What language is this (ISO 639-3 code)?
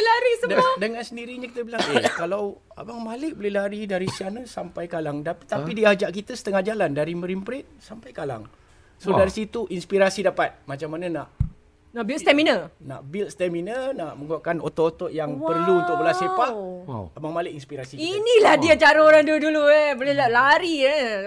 msa